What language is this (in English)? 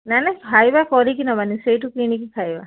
Odia